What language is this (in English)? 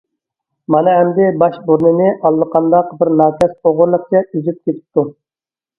Uyghur